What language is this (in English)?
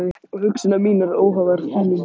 Icelandic